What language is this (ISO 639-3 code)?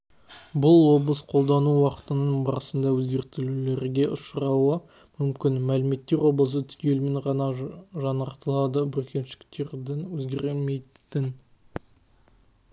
kaz